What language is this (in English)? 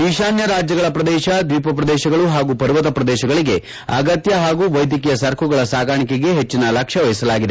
Kannada